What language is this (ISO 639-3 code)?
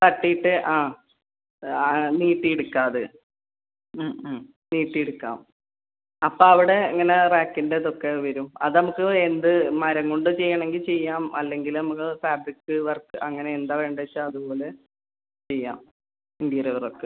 mal